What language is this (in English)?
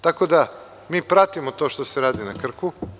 Serbian